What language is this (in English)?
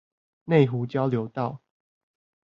Chinese